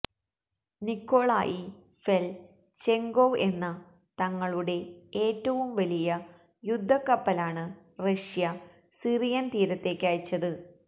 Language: Malayalam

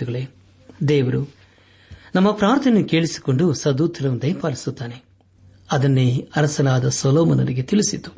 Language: Kannada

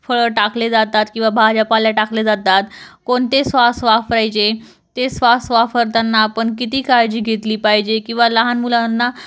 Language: Marathi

